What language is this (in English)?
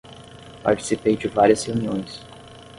Portuguese